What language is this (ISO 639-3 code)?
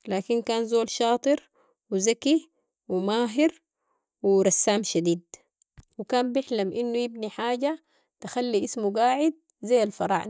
apd